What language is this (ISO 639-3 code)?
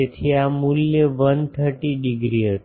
guj